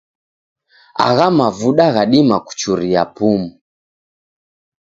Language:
Taita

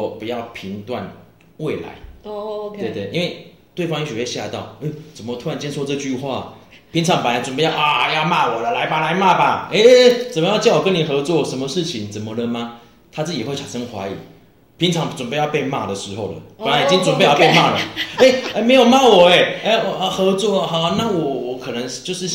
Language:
Chinese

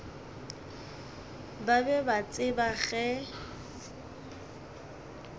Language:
Northern Sotho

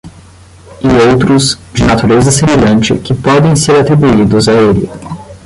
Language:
Portuguese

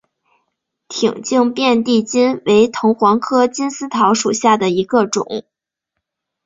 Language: Chinese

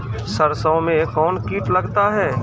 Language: Maithili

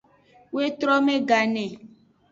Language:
Aja (Benin)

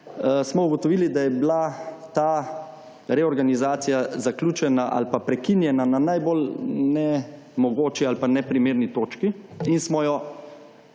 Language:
Slovenian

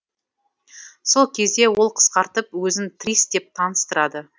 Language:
Kazakh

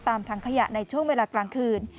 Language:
Thai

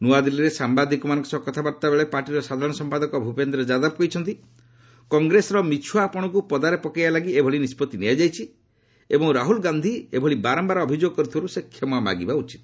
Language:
Odia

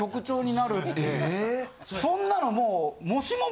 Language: Japanese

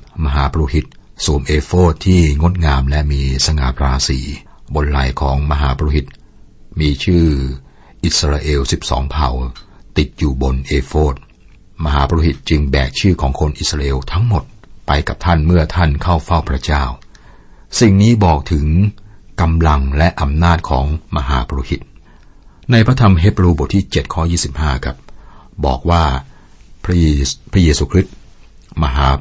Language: Thai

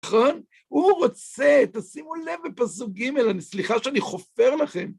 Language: Hebrew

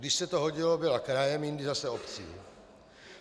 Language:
Czech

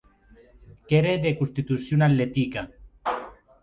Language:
Occitan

